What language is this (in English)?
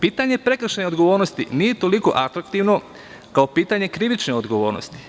Serbian